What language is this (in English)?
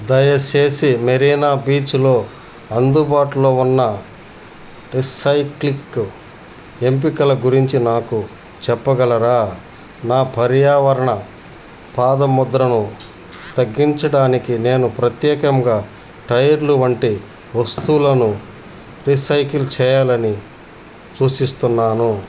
Telugu